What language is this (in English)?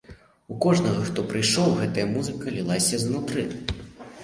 Belarusian